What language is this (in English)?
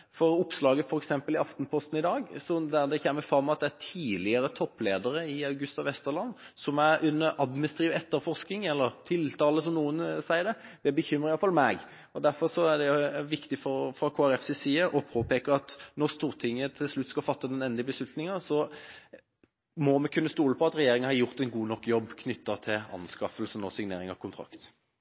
Norwegian Bokmål